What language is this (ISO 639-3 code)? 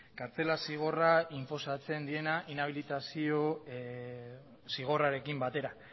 eus